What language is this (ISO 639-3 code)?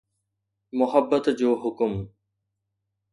snd